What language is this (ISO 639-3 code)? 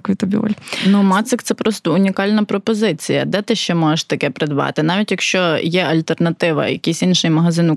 ukr